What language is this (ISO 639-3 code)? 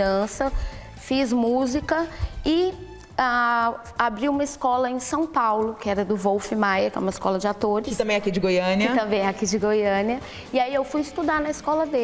por